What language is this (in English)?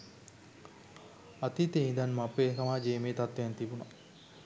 Sinhala